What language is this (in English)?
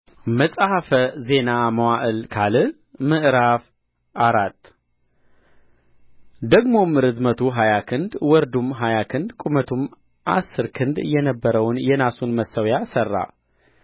Amharic